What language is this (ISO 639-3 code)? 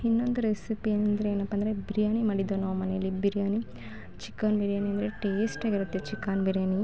kan